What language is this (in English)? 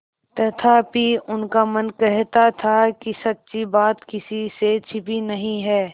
Hindi